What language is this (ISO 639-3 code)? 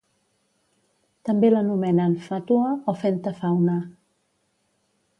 cat